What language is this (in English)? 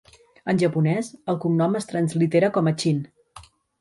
Catalan